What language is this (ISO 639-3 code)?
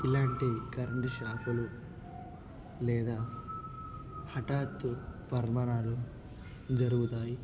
tel